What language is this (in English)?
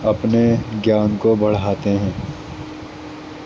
Urdu